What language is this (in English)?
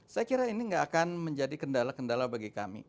Indonesian